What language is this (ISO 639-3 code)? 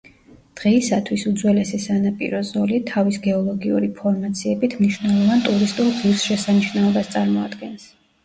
kat